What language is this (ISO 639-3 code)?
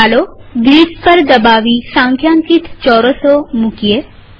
guj